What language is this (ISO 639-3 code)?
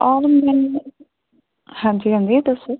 pan